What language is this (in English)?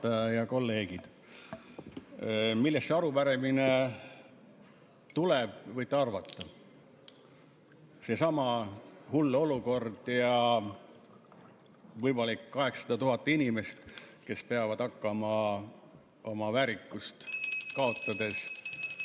Estonian